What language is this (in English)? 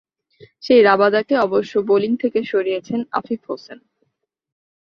Bangla